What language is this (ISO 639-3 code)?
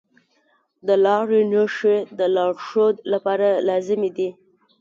pus